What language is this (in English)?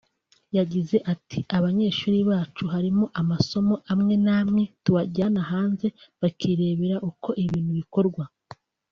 Kinyarwanda